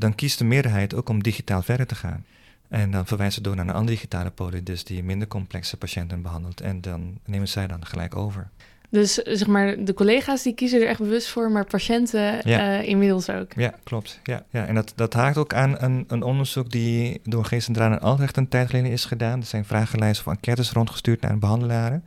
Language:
Dutch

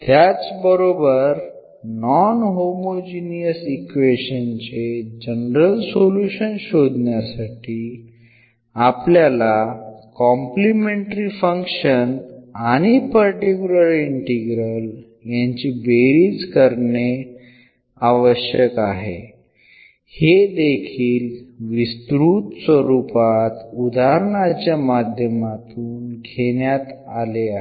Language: Marathi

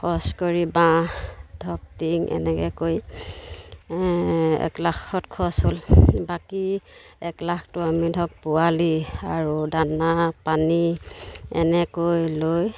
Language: Assamese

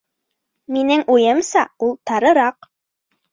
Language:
Bashkir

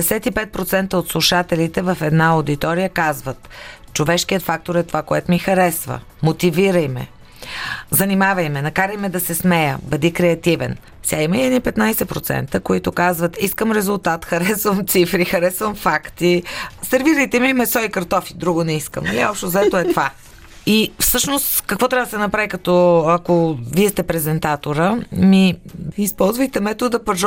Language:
Bulgarian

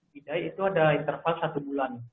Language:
Indonesian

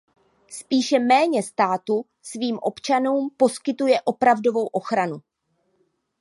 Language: Czech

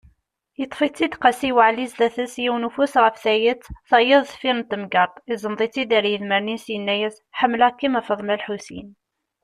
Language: Kabyle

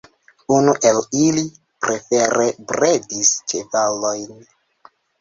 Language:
Esperanto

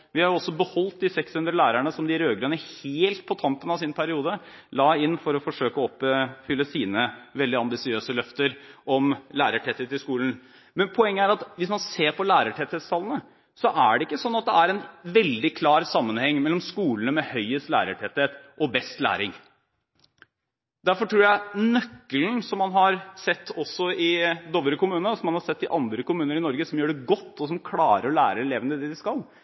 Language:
Norwegian Bokmål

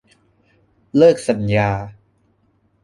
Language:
Thai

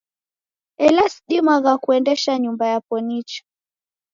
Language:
Taita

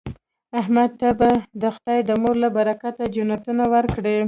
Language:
Pashto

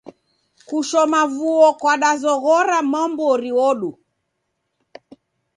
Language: Taita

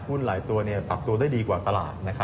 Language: Thai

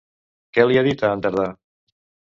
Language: Catalan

